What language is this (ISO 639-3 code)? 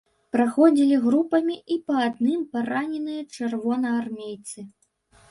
bel